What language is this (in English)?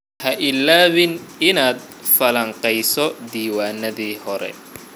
Somali